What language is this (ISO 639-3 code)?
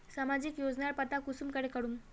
mag